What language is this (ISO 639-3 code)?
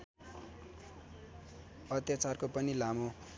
nep